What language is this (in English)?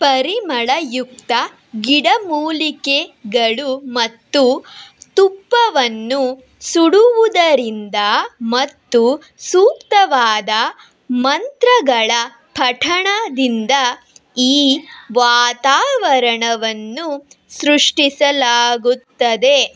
Kannada